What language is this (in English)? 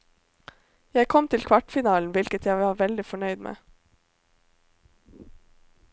Norwegian